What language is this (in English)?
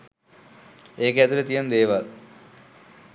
Sinhala